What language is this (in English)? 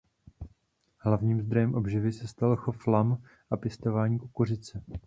Czech